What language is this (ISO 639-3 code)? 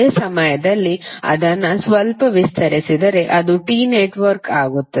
kan